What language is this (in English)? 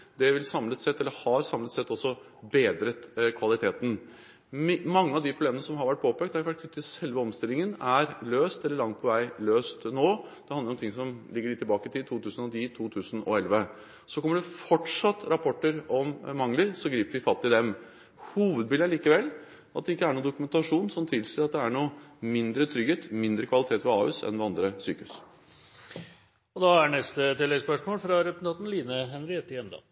Norwegian Bokmål